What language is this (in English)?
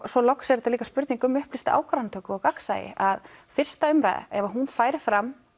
Icelandic